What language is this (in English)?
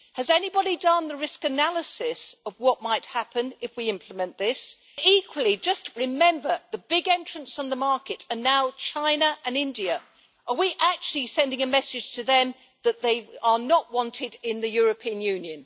English